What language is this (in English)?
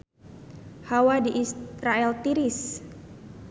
Sundanese